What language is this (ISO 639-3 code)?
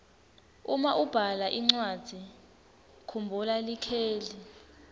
ssw